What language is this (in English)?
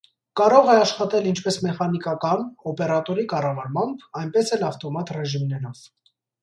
Armenian